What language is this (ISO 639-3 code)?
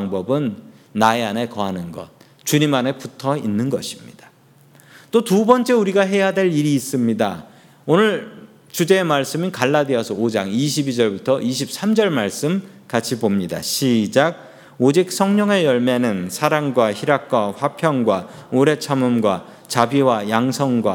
kor